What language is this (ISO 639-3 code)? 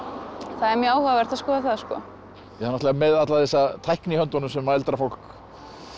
isl